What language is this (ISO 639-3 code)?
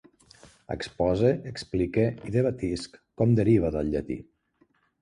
cat